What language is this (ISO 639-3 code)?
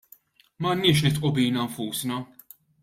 mlt